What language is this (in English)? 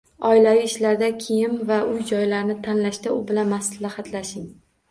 Uzbek